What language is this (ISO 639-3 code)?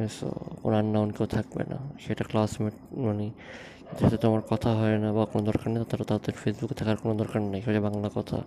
ben